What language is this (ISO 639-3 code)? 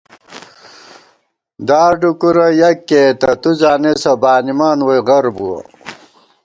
gwt